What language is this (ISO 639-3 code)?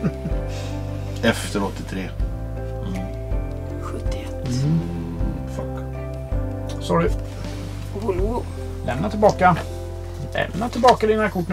swe